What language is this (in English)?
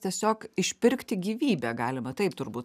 Lithuanian